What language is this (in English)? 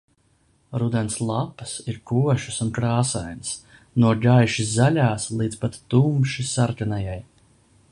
Latvian